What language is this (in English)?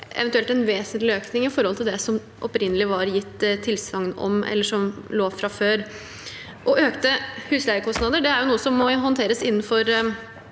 Norwegian